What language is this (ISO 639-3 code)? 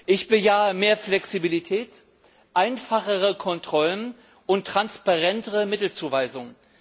deu